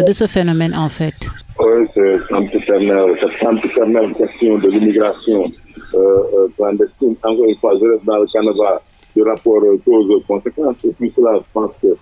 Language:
French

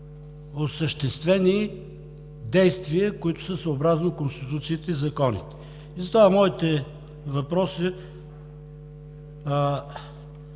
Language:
Bulgarian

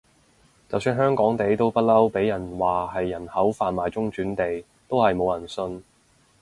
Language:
Cantonese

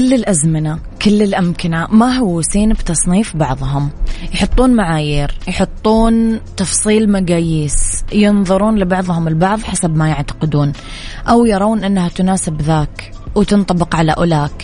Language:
Arabic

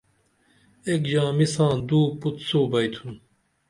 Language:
Dameli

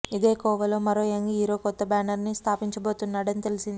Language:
Telugu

